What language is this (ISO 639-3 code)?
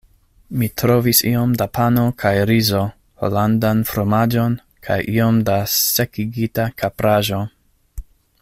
epo